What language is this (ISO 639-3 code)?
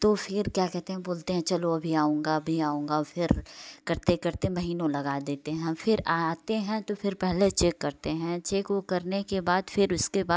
hin